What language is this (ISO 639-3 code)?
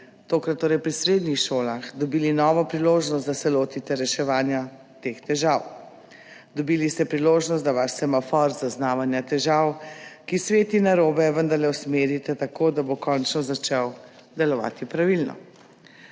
slv